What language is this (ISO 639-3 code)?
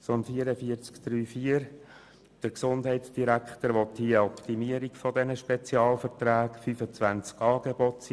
gsw